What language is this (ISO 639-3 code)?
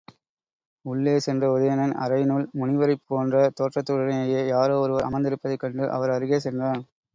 tam